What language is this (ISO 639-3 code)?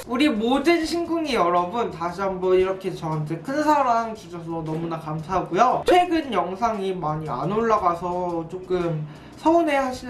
kor